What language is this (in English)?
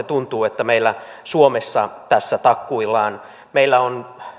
Finnish